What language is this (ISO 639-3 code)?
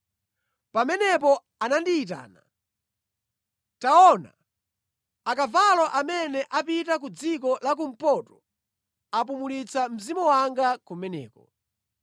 nya